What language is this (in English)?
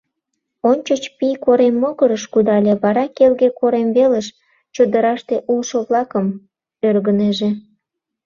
Mari